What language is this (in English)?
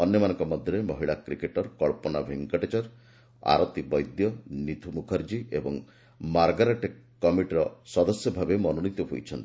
Odia